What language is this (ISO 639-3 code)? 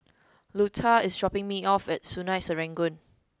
eng